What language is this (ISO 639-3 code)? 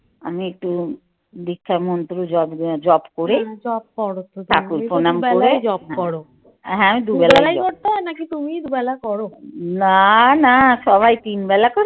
ben